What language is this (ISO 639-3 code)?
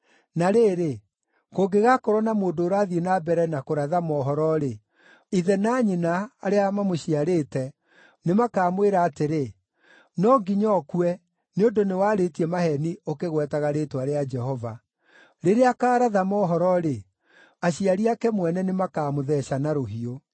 kik